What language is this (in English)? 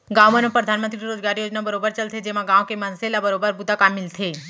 Chhattisgarhi